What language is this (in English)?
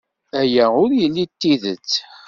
Kabyle